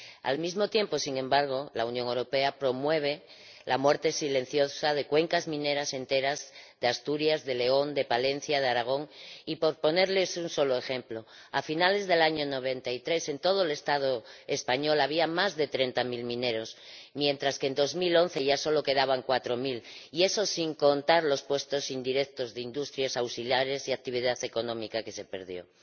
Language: Spanish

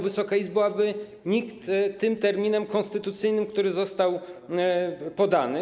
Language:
Polish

